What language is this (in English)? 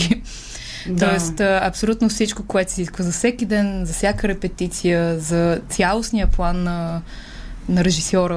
Bulgarian